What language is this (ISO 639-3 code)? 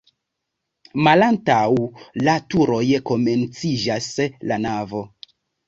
epo